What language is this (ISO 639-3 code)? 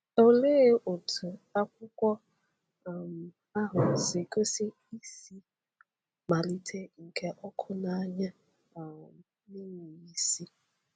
ibo